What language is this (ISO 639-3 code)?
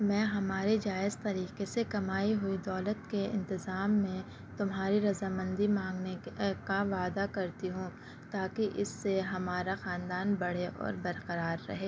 urd